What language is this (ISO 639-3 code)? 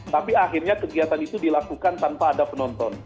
ind